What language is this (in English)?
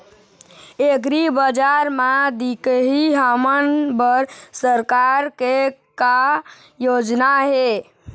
Chhattisgarhi